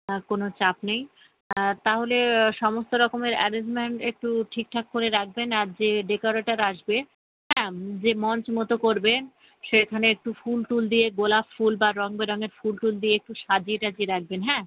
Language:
Bangla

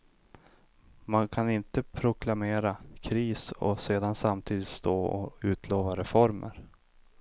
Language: Swedish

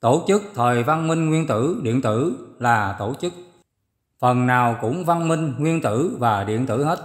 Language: Vietnamese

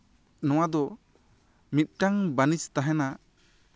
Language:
Santali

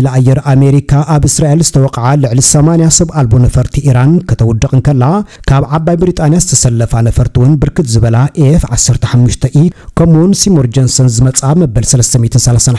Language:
Arabic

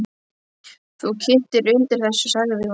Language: Icelandic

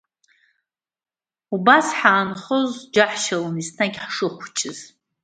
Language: Abkhazian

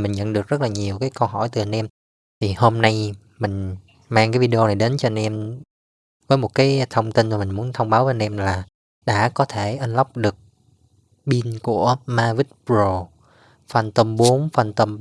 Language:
Vietnamese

